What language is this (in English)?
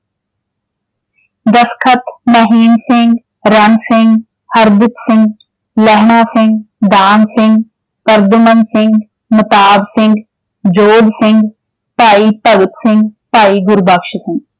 Punjabi